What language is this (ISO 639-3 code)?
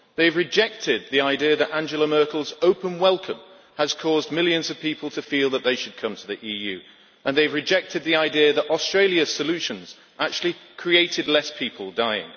eng